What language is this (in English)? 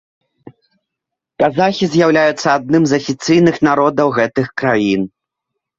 Belarusian